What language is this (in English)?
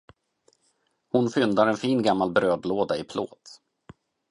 Swedish